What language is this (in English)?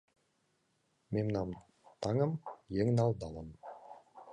Mari